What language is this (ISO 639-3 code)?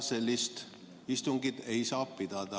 est